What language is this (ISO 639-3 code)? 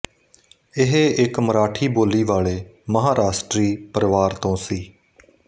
pan